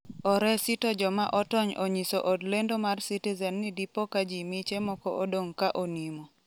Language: Luo (Kenya and Tanzania)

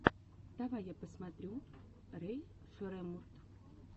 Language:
Russian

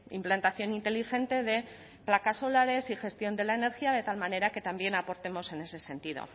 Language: Spanish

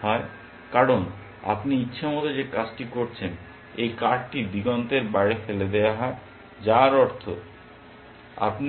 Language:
Bangla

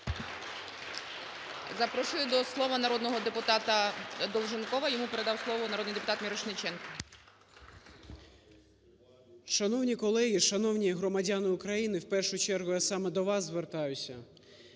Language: Ukrainian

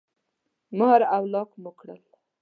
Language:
Pashto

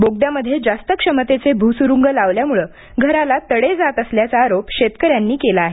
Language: Marathi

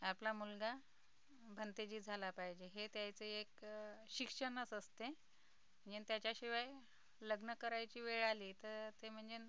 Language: Marathi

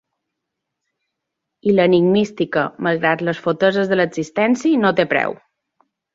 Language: Catalan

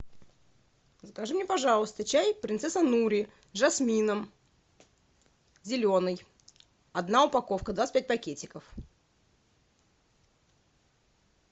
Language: Russian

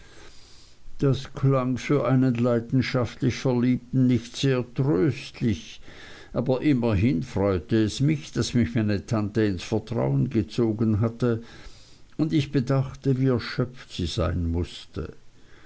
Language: German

